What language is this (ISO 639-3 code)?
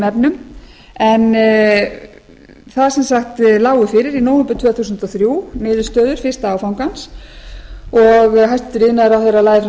isl